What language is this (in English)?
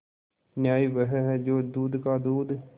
Hindi